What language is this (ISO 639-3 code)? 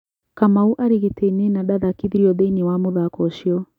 kik